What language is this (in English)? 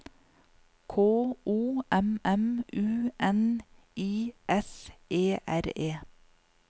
Norwegian